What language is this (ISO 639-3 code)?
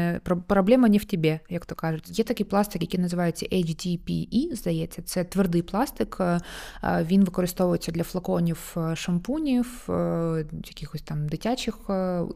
ukr